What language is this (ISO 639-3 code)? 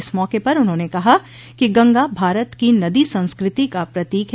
hin